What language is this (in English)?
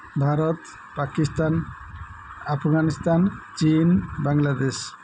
Odia